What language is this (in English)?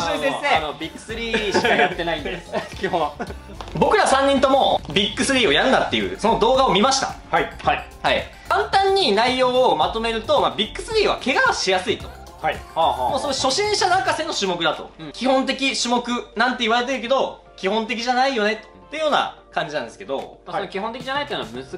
Japanese